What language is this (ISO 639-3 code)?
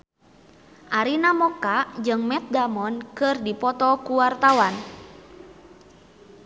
sun